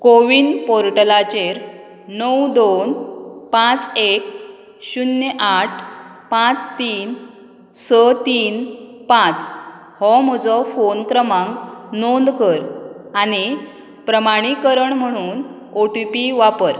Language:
Konkani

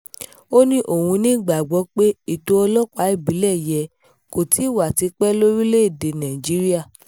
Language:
Yoruba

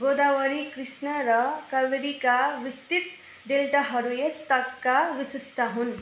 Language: Nepali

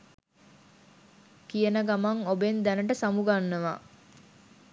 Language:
Sinhala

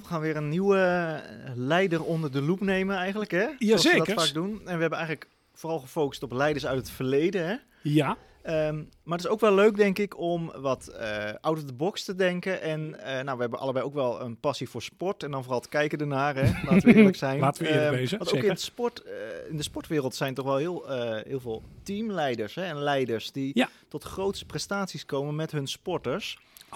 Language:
Dutch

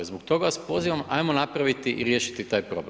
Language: Croatian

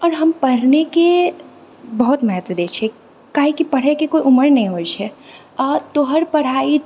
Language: Maithili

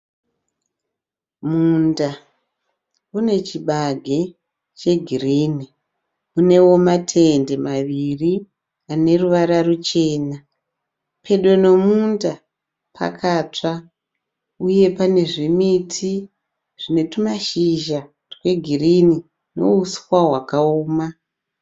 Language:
Shona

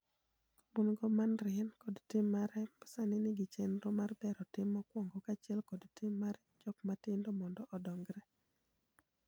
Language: Luo (Kenya and Tanzania)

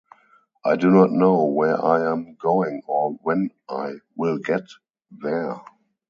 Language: English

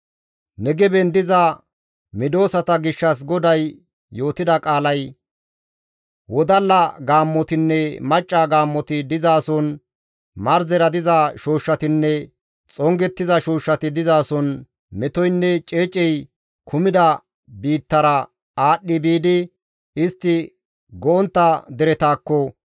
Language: Gamo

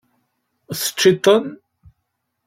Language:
Kabyle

